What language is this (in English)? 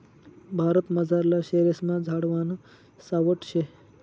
Marathi